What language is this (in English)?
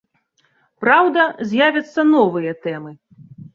Belarusian